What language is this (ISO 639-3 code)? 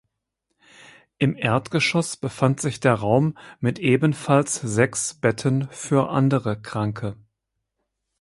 deu